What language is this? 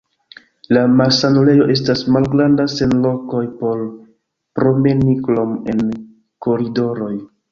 Esperanto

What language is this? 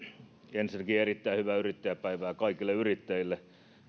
Finnish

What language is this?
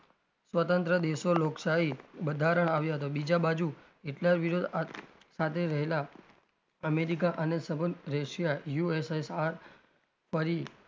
Gujarati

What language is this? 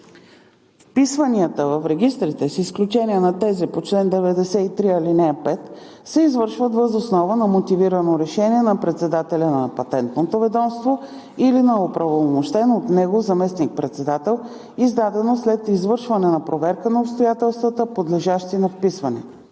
Bulgarian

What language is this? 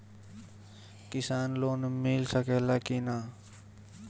Bhojpuri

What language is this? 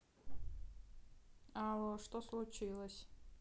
Russian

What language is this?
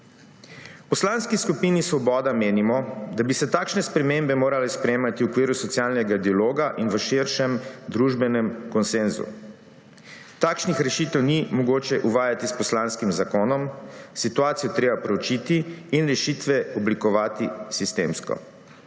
Slovenian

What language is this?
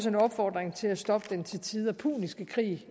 Danish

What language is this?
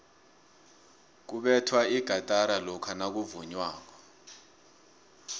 South Ndebele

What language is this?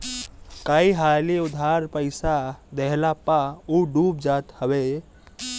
Bhojpuri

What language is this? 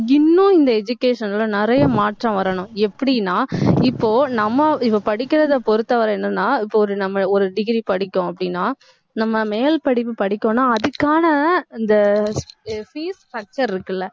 Tamil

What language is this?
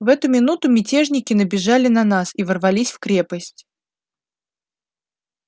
Russian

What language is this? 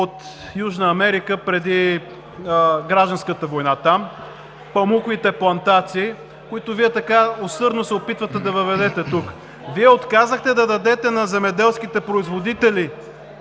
Bulgarian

